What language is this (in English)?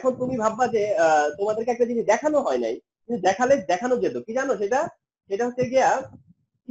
Hindi